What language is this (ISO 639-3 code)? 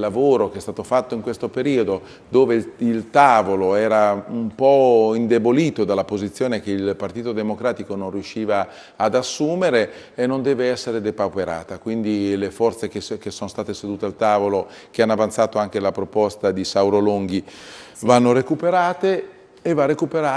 ita